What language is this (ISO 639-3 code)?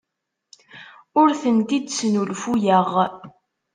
kab